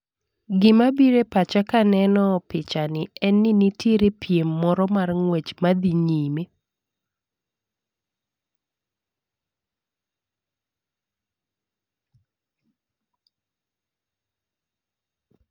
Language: Luo (Kenya and Tanzania)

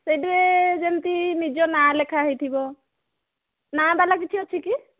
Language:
Odia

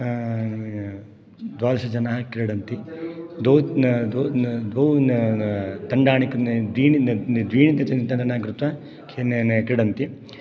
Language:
Sanskrit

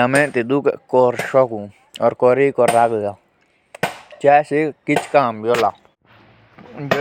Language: Jaunsari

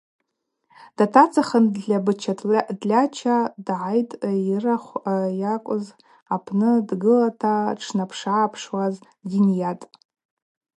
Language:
Abaza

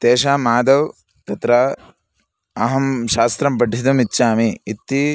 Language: Sanskrit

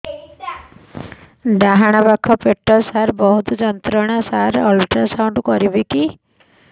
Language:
Odia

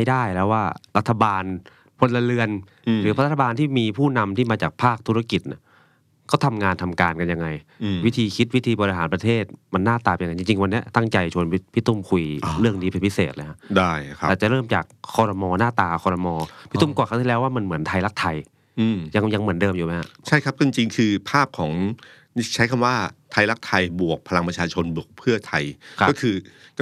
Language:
Thai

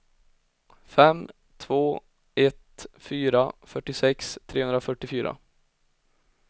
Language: Swedish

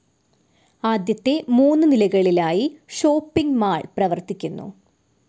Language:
Malayalam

